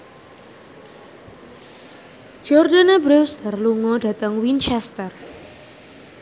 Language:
Javanese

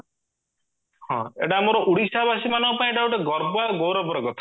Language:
Odia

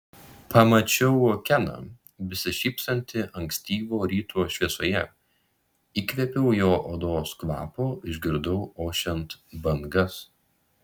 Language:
Lithuanian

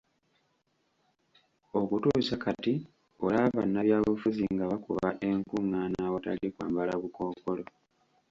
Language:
Ganda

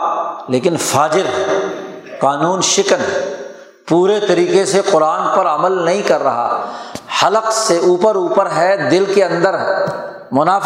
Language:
Urdu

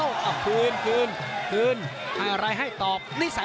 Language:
Thai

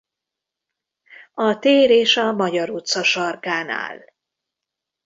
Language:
Hungarian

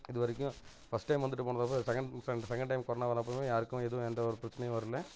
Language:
Tamil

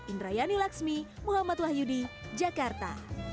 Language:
Indonesian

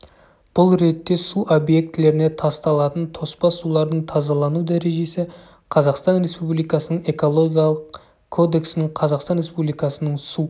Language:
Kazakh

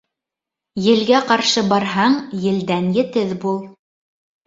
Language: Bashkir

